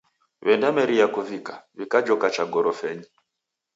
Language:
Taita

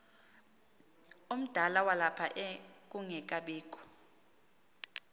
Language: Xhosa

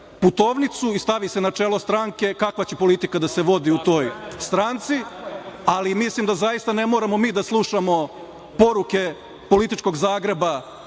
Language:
Serbian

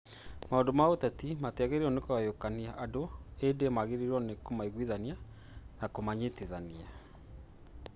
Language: Kikuyu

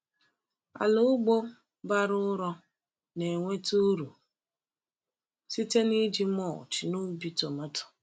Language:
Igbo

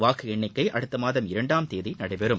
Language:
Tamil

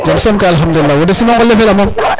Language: Serer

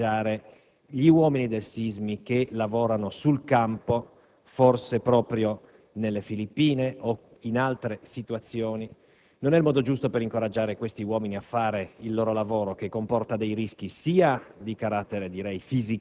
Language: Italian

